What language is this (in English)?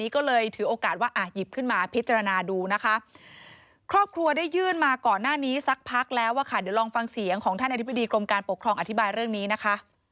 Thai